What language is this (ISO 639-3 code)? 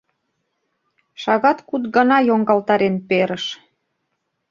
chm